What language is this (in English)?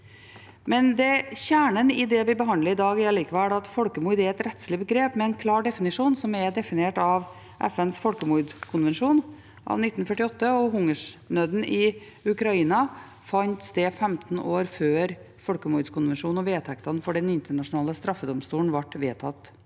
Norwegian